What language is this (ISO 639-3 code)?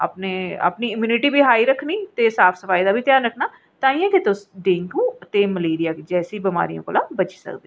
doi